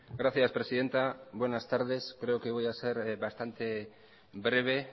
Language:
Spanish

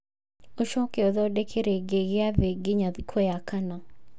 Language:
Kikuyu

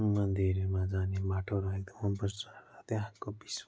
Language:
Nepali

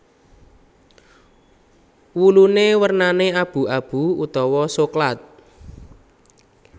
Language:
Javanese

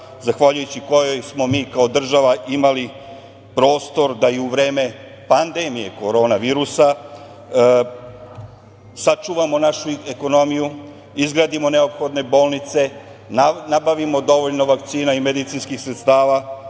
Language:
Serbian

